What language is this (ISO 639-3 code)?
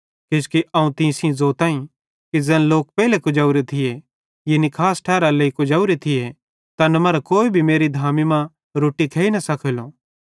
bhd